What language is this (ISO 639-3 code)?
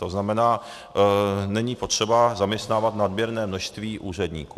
ces